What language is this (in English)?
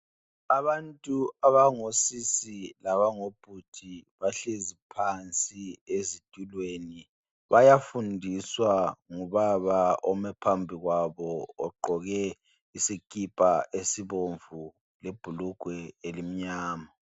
North Ndebele